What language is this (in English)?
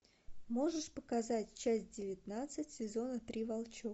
Russian